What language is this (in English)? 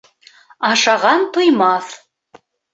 Bashkir